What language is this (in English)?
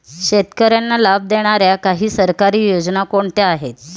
Marathi